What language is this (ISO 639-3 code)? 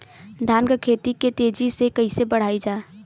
bho